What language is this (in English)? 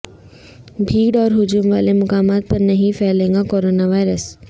Urdu